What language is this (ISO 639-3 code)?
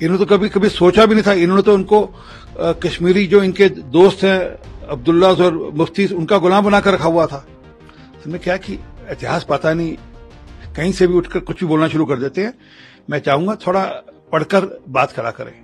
hin